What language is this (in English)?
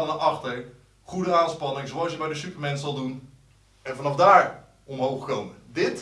Dutch